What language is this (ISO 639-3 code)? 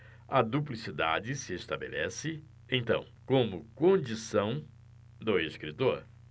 por